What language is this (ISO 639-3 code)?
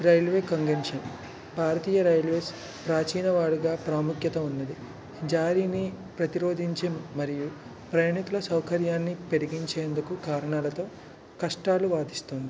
tel